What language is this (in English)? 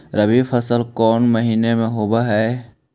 Magahi